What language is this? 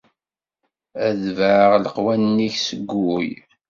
Kabyle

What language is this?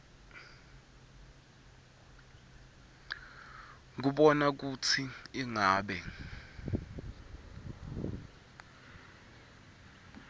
Swati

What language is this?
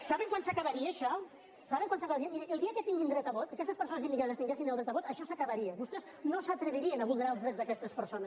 Catalan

